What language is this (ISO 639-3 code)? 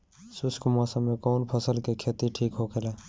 bho